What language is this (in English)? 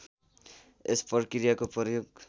Nepali